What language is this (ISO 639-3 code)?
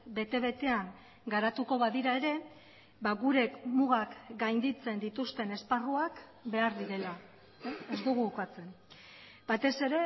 eus